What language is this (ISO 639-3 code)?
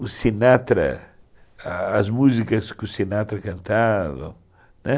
por